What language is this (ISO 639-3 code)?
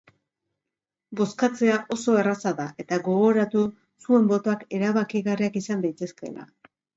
eus